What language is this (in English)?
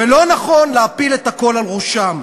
Hebrew